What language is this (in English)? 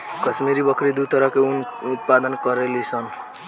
Bhojpuri